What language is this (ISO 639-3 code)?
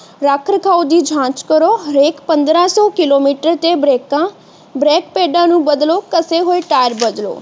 pan